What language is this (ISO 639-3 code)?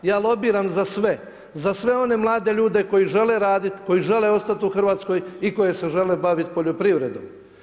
hrv